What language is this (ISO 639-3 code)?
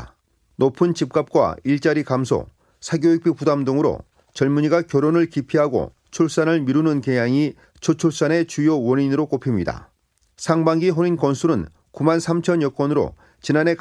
kor